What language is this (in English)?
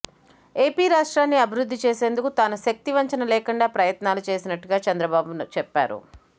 Telugu